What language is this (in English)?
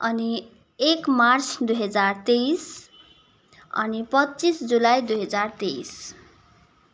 Nepali